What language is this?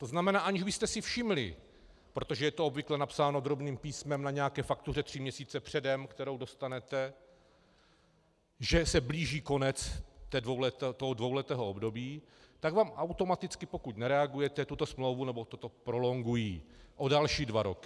Czech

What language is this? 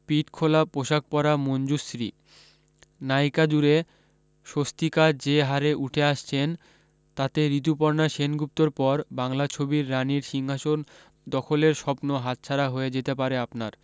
Bangla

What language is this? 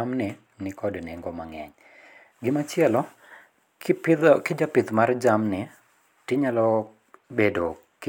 Luo (Kenya and Tanzania)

